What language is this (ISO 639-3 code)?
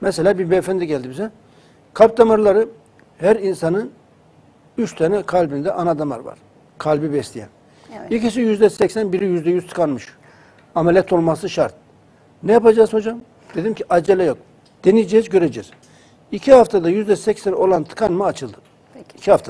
tur